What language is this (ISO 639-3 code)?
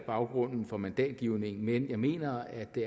dan